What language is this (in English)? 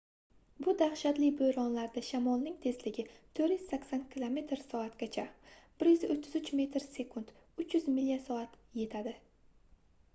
Uzbek